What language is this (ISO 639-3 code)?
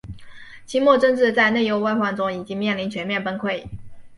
zho